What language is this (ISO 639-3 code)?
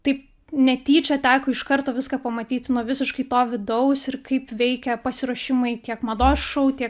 lit